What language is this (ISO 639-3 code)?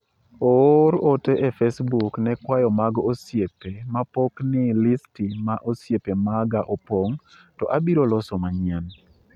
luo